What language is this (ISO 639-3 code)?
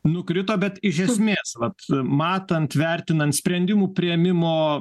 lit